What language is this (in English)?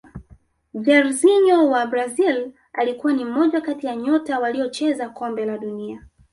Swahili